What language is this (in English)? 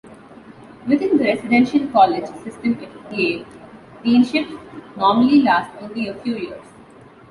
English